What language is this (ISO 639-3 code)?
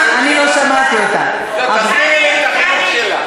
heb